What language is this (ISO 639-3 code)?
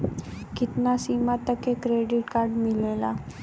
bho